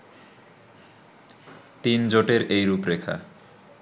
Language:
Bangla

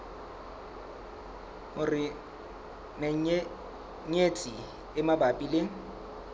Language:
Southern Sotho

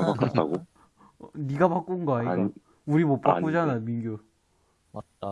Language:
Korean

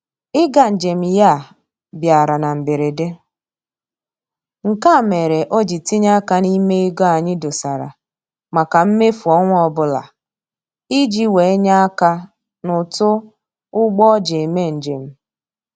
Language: Igbo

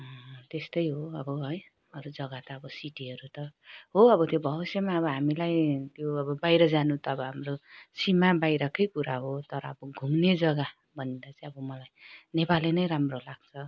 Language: Nepali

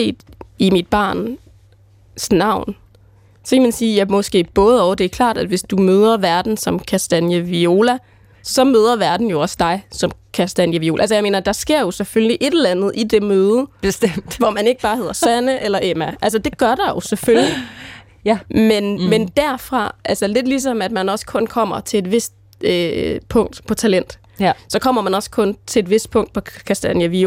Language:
Danish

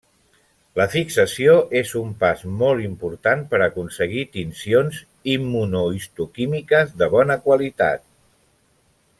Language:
Catalan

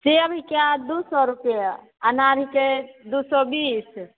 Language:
Maithili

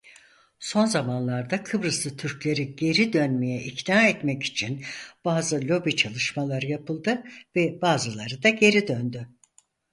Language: Turkish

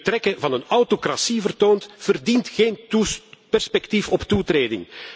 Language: Dutch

